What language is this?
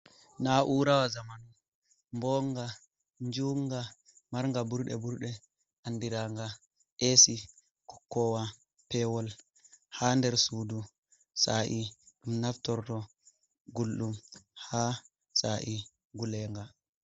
Fula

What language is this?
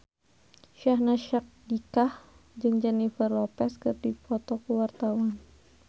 Sundanese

